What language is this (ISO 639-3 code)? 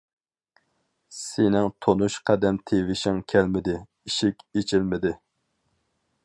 uig